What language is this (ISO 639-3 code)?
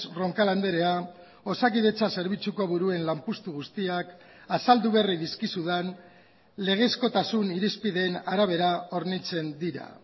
eus